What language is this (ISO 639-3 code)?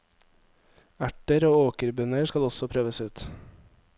nor